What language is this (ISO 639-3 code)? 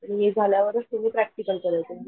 mar